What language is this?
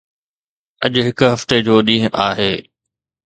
Sindhi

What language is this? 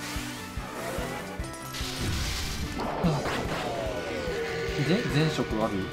Japanese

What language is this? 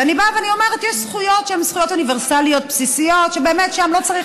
Hebrew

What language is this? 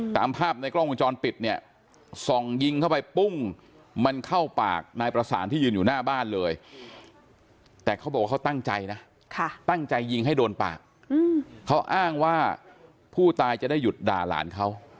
Thai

